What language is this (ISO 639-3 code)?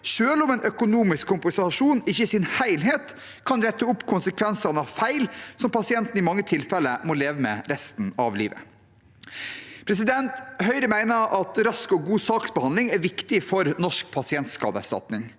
nor